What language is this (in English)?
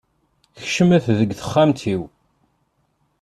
Kabyle